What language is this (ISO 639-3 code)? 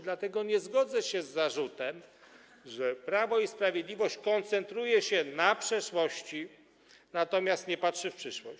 pol